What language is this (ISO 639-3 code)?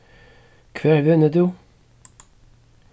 fao